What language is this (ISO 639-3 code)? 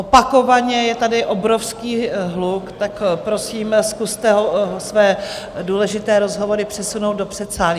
ces